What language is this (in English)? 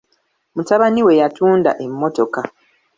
Ganda